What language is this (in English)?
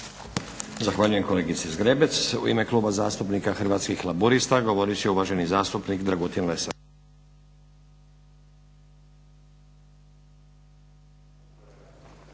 Croatian